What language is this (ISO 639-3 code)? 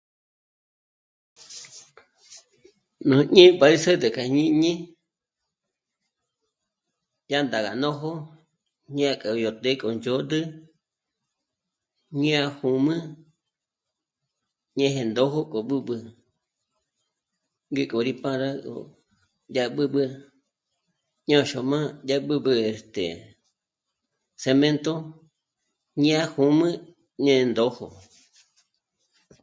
mmc